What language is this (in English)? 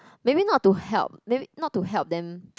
English